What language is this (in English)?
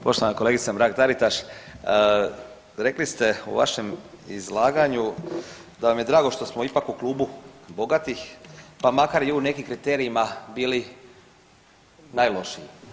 Croatian